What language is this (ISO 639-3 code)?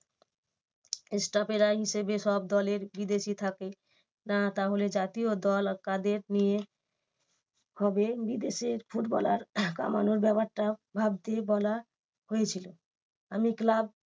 ben